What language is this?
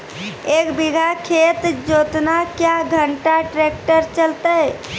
Maithili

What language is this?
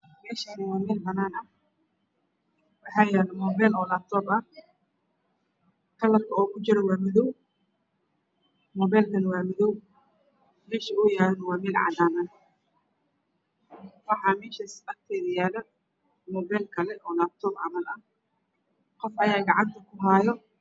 Somali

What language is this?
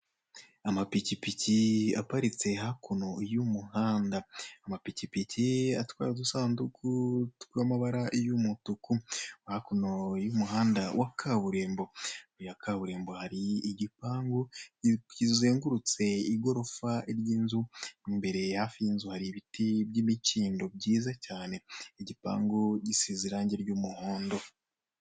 Kinyarwanda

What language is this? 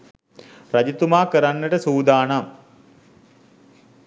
Sinhala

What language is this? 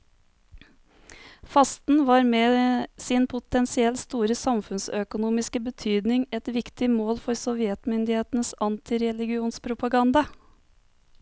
Norwegian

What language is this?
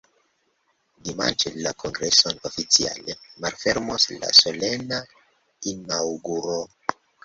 Esperanto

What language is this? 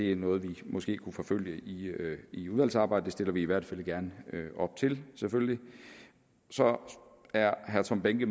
Danish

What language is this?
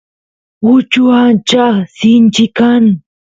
Santiago del Estero Quichua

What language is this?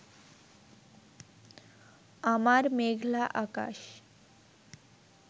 Bangla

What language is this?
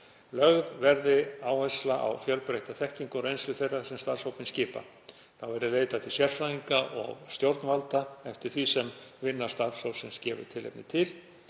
Icelandic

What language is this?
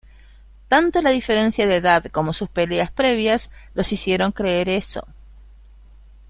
Spanish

